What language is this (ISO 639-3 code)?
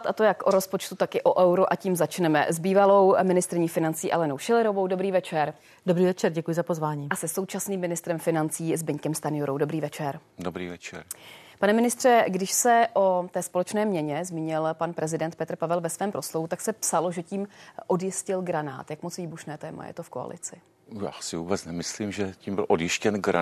ces